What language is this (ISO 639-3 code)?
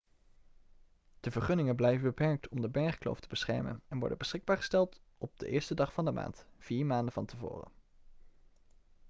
nld